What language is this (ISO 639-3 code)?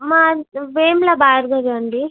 tel